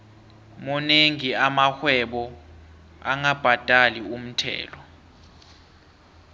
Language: South Ndebele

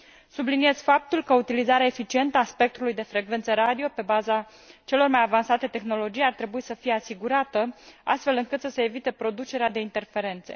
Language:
Romanian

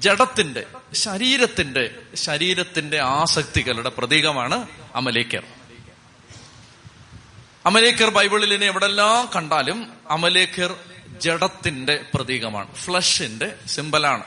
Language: Malayalam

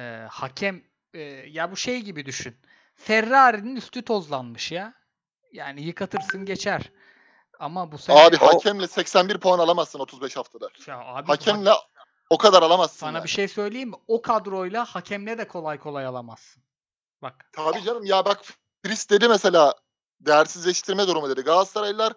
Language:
Turkish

